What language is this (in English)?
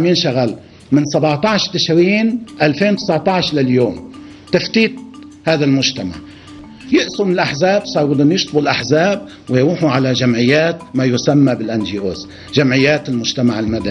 Arabic